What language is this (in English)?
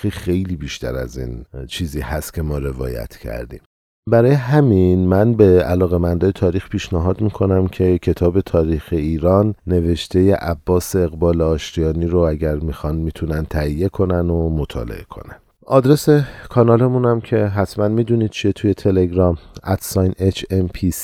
Persian